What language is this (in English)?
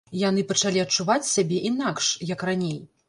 Belarusian